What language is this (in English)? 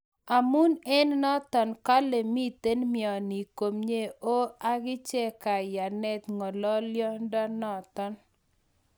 Kalenjin